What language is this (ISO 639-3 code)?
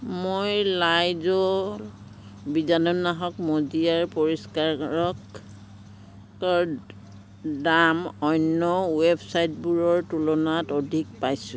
asm